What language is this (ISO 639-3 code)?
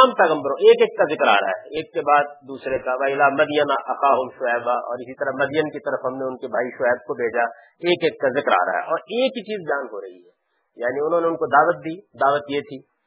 urd